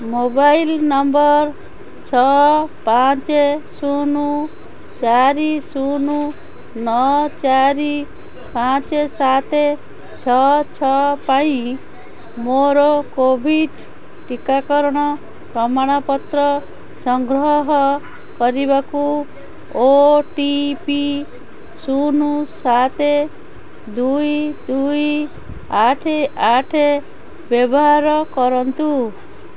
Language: Odia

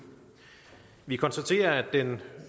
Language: Danish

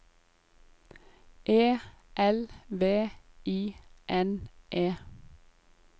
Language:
Norwegian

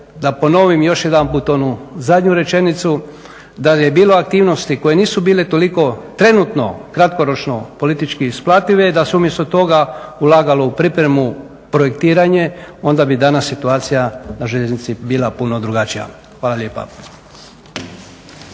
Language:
Croatian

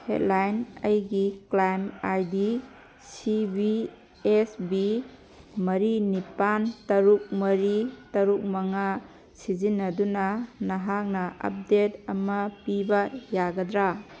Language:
Manipuri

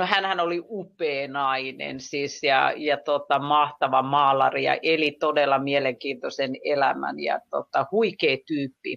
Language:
Finnish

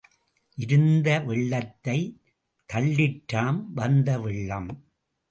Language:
Tamil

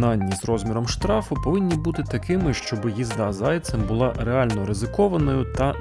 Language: Ukrainian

